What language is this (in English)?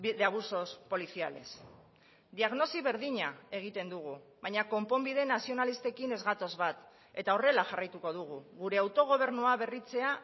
Basque